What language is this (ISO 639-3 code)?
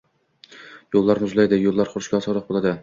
uzb